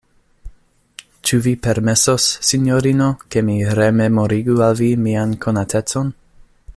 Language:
Esperanto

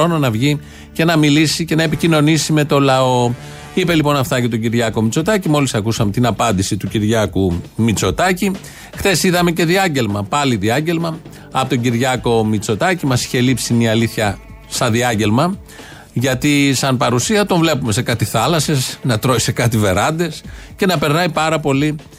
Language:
Greek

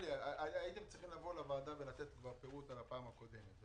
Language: Hebrew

